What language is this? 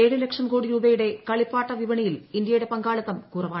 Malayalam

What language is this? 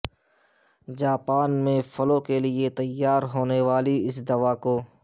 Urdu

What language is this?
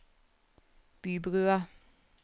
Norwegian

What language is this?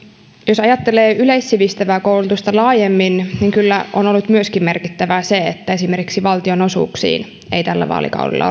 Finnish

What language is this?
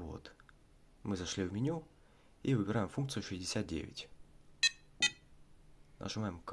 Russian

